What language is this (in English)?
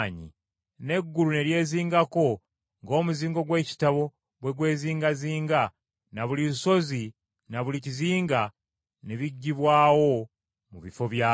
Ganda